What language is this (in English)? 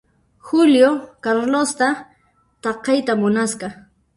Puno Quechua